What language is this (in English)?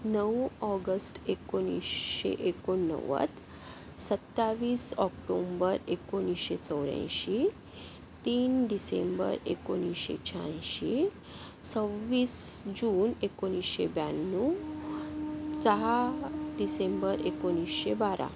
Marathi